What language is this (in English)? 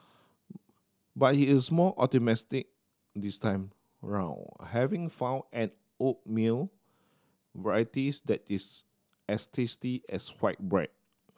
English